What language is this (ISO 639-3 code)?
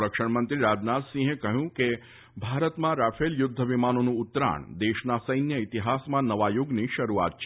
guj